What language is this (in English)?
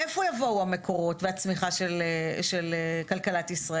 Hebrew